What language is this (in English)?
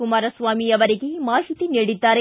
Kannada